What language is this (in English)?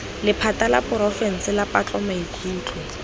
Tswana